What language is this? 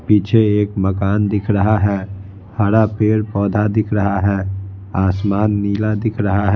Hindi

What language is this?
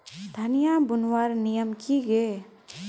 Magahi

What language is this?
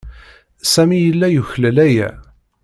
Kabyle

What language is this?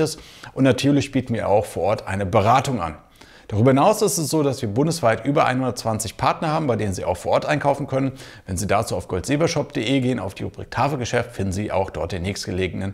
German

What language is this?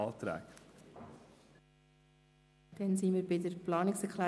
Swiss German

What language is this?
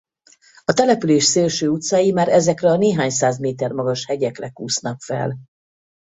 Hungarian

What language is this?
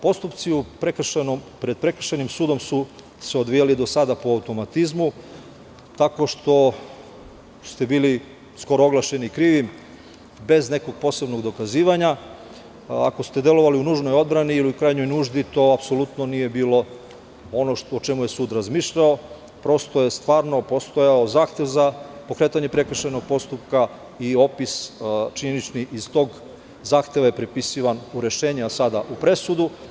Serbian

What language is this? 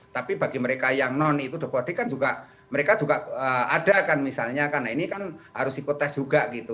Indonesian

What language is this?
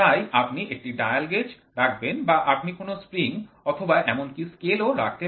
Bangla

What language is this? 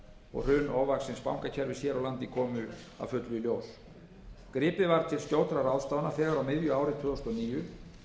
Icelandic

